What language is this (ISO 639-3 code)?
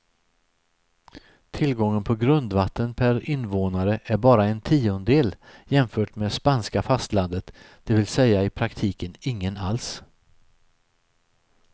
swe